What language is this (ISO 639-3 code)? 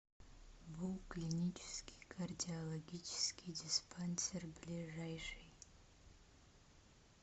rus